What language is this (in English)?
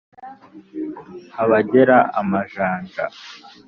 Kinyarwanda